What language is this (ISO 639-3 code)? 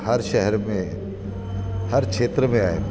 snd